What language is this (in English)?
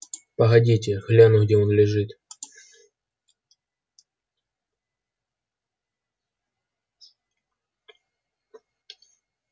Russian